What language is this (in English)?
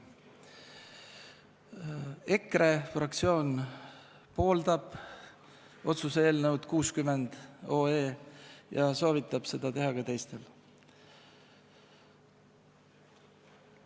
Estonian